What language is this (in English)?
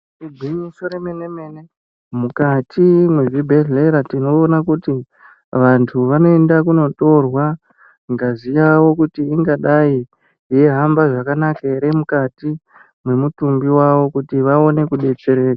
Ndau